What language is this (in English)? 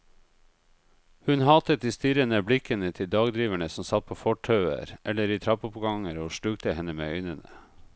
Norwegian